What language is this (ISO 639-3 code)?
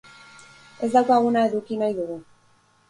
eus